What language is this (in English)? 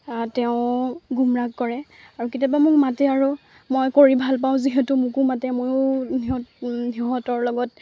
Assamese